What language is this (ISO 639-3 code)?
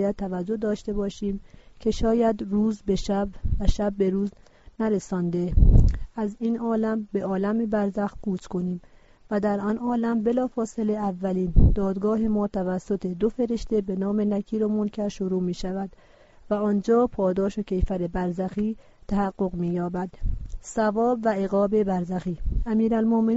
fas